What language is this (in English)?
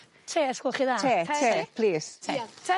Welsh